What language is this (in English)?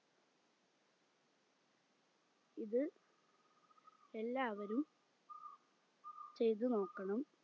Malayalam